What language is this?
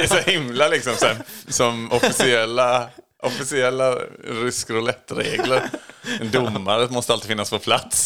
Swedish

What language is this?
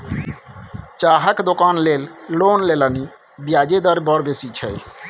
Maithili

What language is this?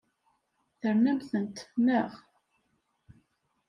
Kabyle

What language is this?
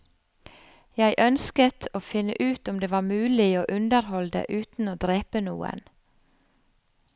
Norwegian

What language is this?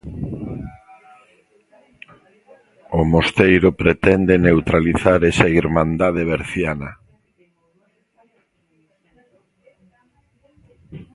Galician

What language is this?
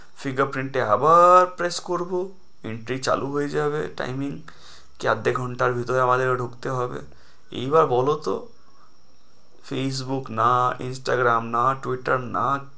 Bangla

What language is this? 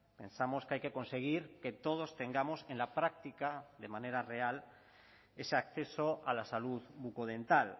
Spanish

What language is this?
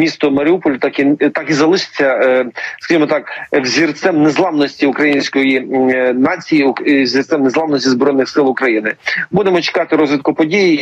Ukrainian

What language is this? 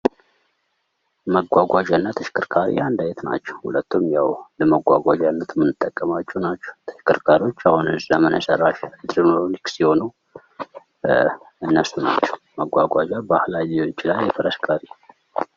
Amharic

